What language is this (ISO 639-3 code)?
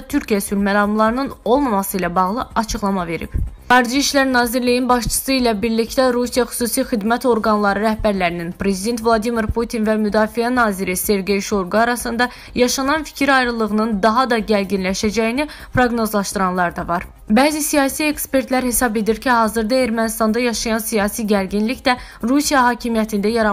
tur